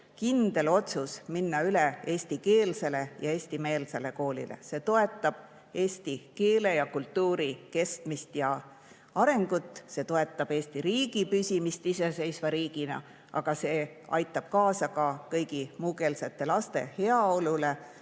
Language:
Estonian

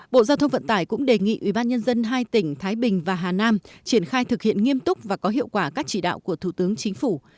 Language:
Vietnamese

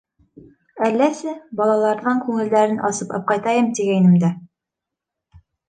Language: Bashkir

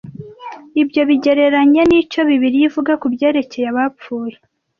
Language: Kinyarwanda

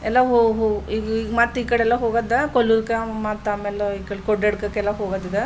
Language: Kannada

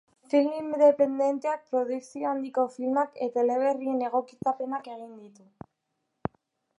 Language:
Basque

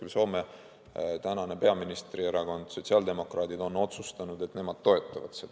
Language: Estonian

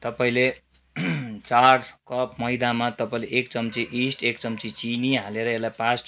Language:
Nepali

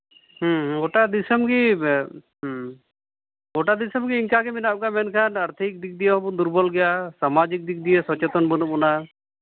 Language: Santali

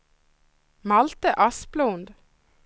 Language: Swedish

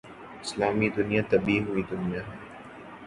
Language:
Urdu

